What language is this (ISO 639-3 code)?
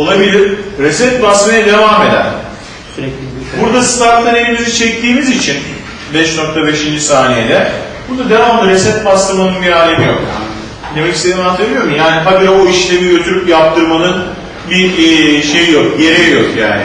tur